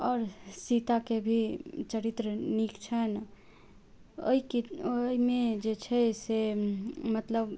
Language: Maithili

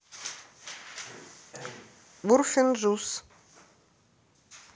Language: Russian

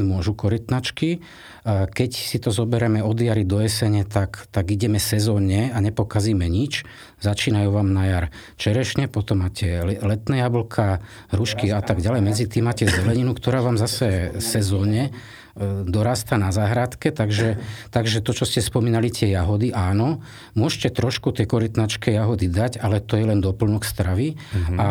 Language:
Slovak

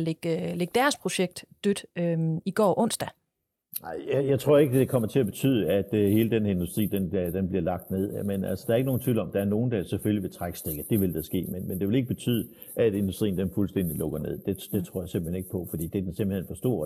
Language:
Danish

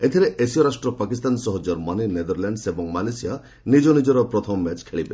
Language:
Odia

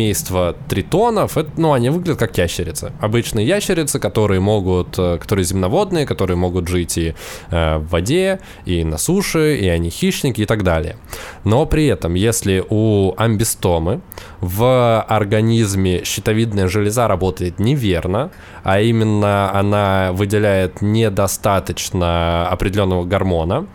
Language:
Russian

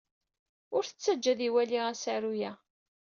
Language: Kabyle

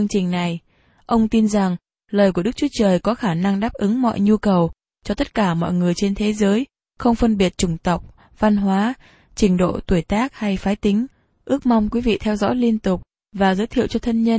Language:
Vietnamese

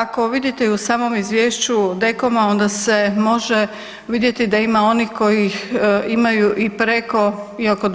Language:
Croatian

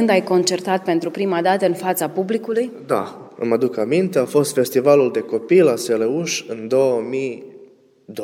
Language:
Romanian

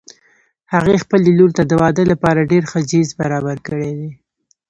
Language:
Pashto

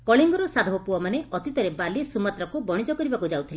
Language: Odia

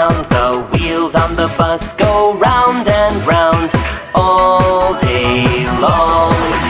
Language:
English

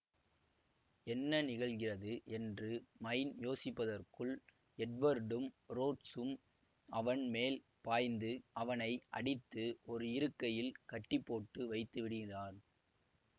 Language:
Tamil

